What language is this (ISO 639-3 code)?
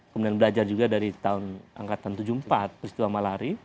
ind